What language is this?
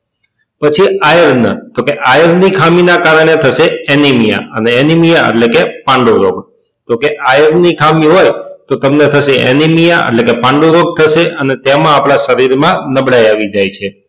Gujarati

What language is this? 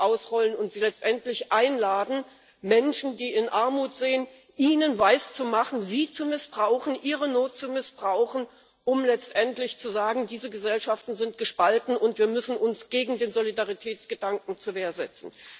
German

